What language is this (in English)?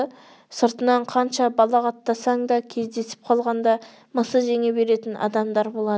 Kazakh